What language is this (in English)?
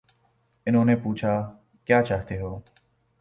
Urdu